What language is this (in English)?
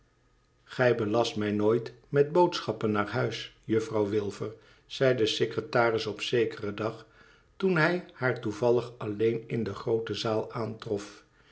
Dutch